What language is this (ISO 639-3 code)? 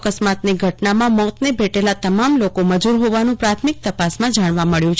guj